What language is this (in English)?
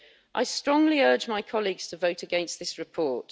English